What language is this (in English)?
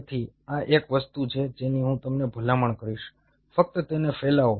Gujarati